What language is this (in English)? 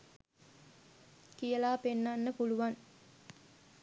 Sinhala